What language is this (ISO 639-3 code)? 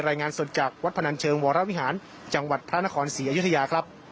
tha